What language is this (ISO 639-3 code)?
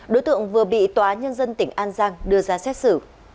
vie